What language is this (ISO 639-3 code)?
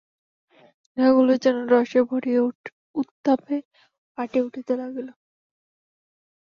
ben